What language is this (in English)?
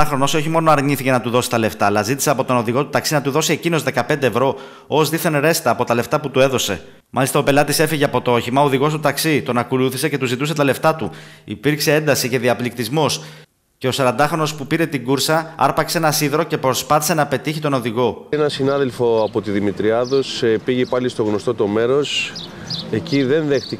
Greek